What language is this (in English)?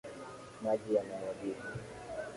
Swahili